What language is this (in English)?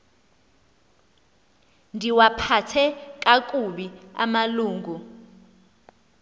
Xhosa